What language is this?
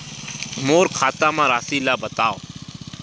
Chhattisgarhi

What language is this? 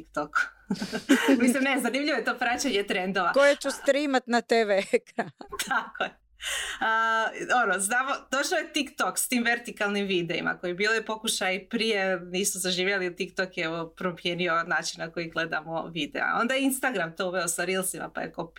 Croatian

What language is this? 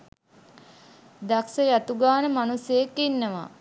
Sinhala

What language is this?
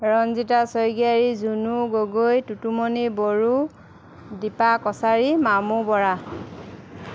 Assamese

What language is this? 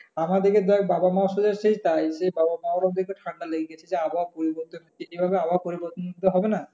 Bangla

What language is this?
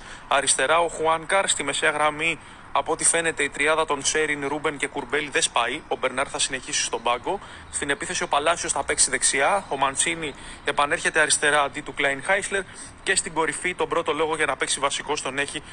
Greek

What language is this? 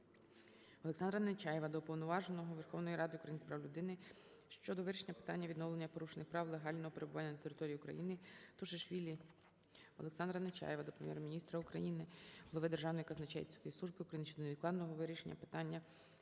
Ukrainian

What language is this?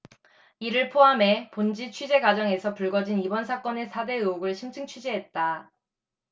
Korean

